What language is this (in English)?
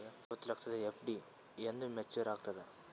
Kannada